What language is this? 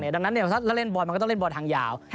Thai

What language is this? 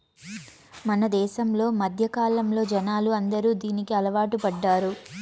Telugu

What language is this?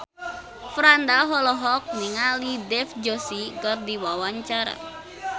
Sundanese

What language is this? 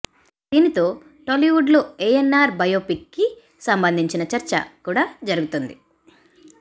Telugu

